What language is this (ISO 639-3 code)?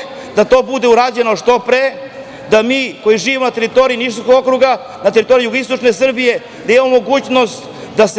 srp